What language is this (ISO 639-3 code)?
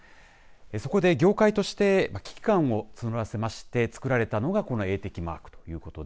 jpn